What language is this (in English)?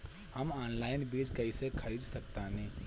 Bhojpuri